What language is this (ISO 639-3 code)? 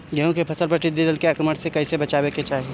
bho